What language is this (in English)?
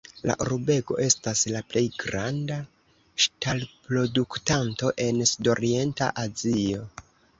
Esperanto